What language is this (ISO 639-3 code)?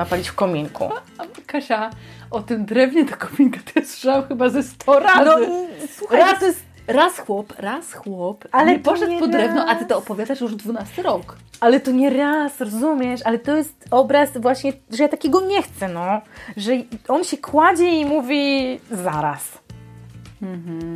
pol